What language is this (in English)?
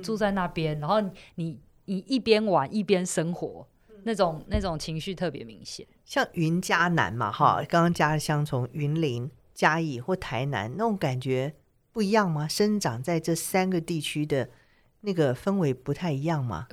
Chinese